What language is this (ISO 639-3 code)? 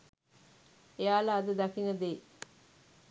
sin